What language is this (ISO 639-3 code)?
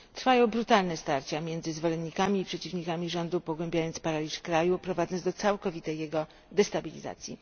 pol